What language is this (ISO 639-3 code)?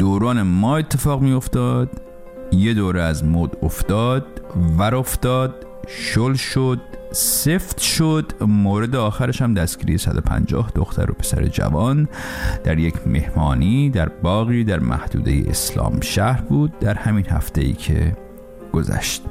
fas